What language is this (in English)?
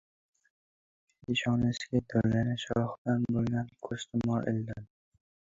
Uzbek